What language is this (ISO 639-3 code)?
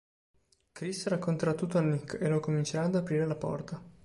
ita